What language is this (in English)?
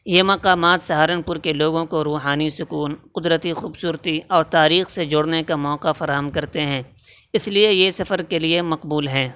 Urdu